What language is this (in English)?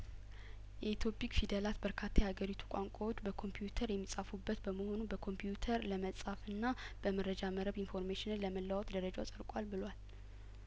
Amharic